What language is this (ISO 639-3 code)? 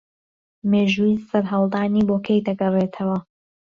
ckb